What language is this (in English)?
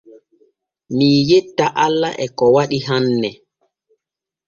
Borgu Fulfulde